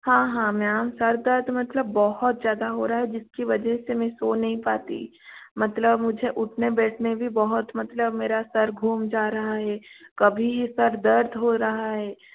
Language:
Hindi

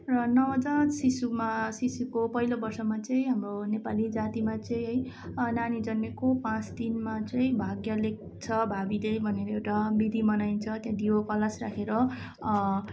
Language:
Nepali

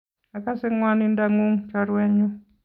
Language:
Kalenjin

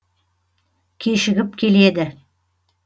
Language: Kazakh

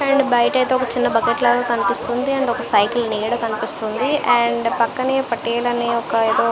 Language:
Telugu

